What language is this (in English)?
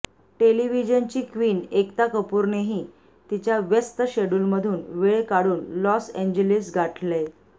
Marathi